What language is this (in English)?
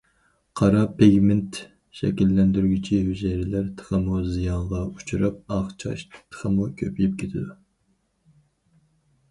Uyghur